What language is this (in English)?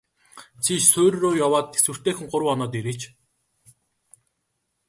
Mongolian